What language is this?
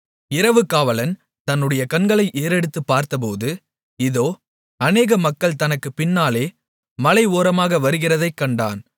Tamil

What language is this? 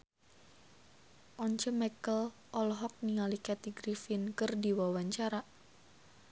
Sundanese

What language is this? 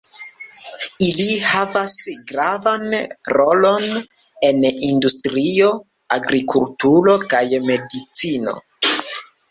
Esperanto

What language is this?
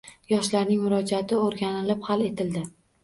Uzbek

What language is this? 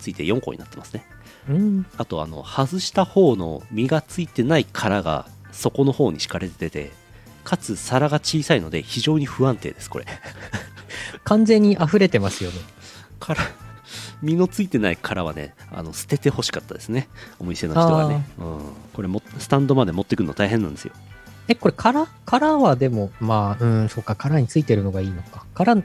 Japanese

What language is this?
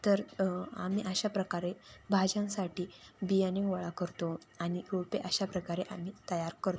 Marathi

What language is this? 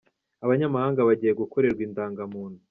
Kinyarwanda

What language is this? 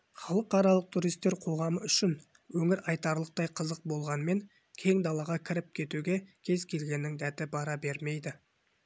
Kazakh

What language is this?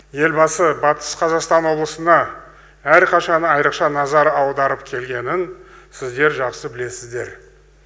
Kazakh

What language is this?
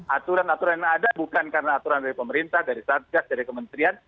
Indonesian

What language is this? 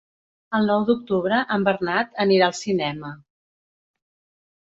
Catalan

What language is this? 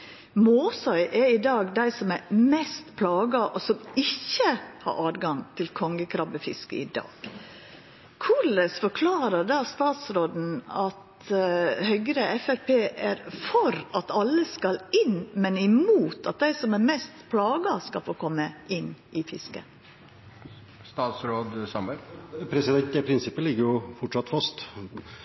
Norwegian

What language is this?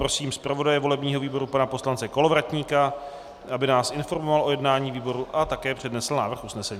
Czech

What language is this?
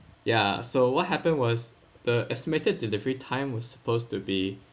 English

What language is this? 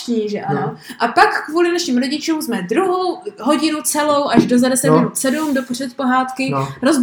Czech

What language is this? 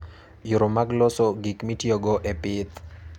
Luo (Kenya and Tanzania)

